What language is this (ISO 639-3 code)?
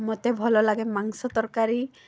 ori